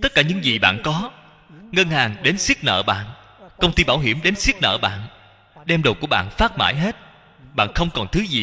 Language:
Vietnamese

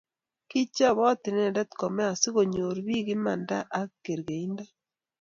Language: Kalenjin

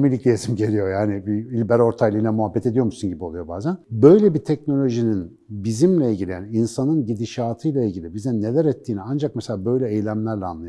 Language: Turkish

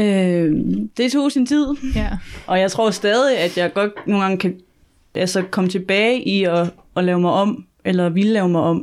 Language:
Danish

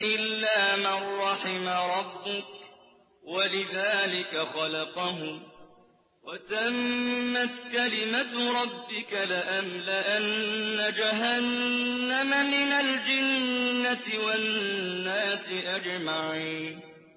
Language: Arabic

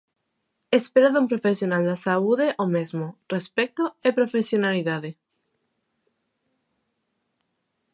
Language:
Galician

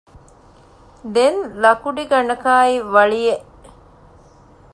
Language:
Divehi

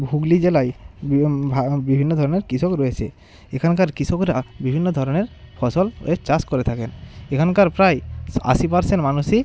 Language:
Bangla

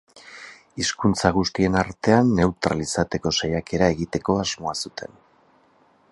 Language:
Basque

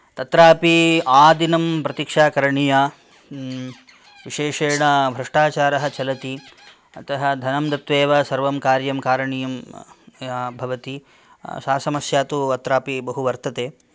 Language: Sanskrit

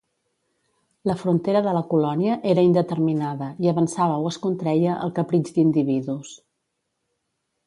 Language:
Catalan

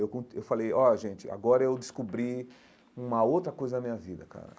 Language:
Portuguese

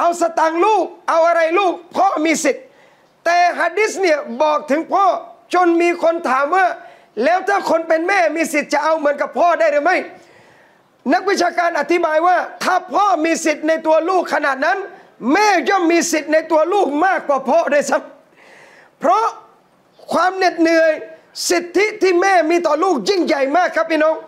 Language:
Thai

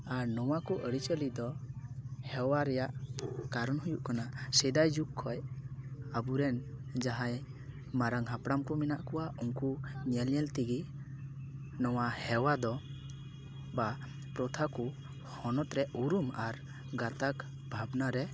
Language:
Santali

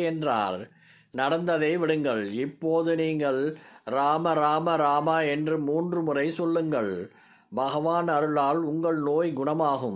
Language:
Arabic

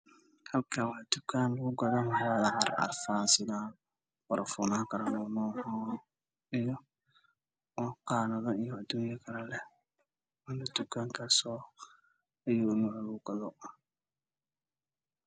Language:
Somali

